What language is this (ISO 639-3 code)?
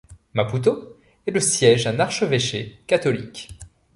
fra